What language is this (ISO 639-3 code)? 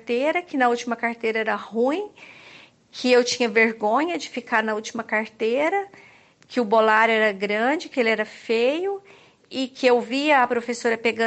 por